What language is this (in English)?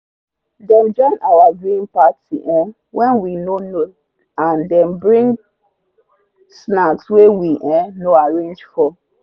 Nigerian Pidgin